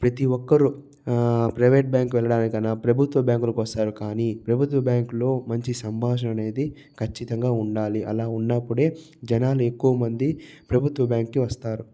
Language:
Telugu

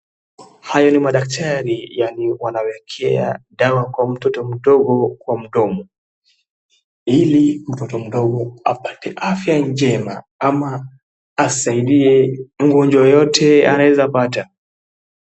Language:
Swahili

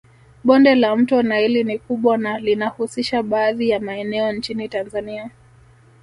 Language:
Swahili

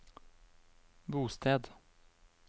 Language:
Norwegian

